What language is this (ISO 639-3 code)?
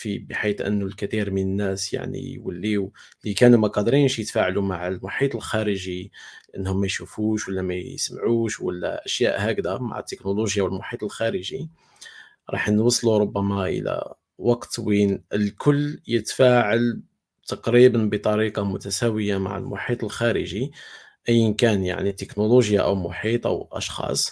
ara